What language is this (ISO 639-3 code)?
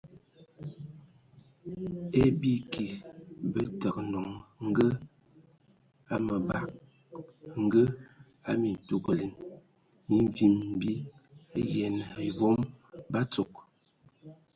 ewo